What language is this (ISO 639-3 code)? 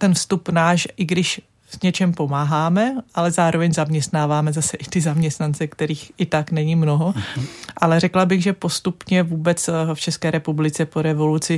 ces